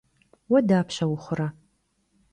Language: Kabardian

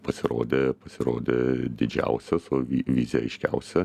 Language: Lithuanian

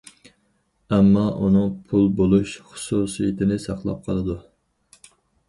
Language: Uyghur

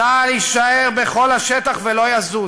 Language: Hebrew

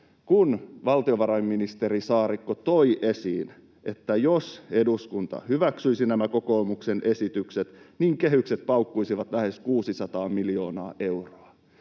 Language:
Finnish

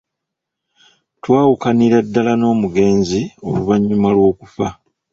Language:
Ganda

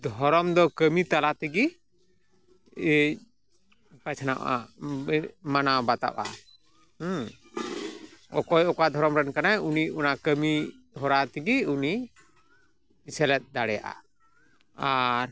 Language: Santali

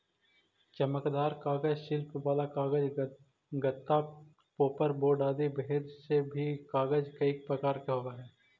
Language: Magahi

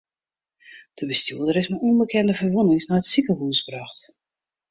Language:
Western Frisian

